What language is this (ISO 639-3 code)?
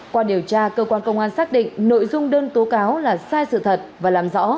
vie